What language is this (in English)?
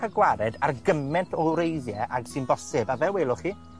Welsh